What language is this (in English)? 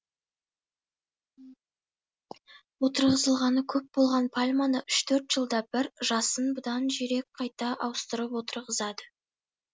Kazakh